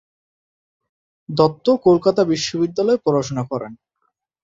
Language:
Bangla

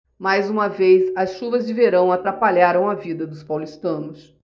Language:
Portuguese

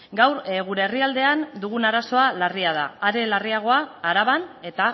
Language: Basque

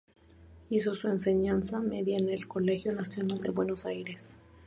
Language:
Spanish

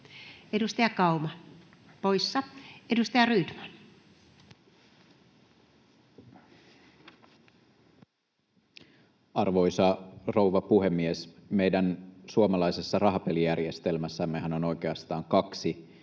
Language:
Finnish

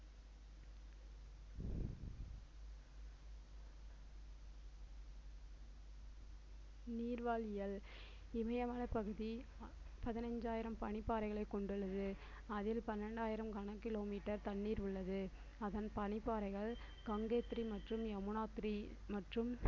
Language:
Tamil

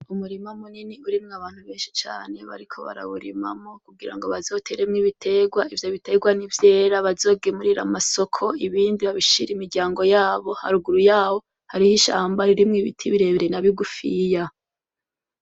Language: Rundi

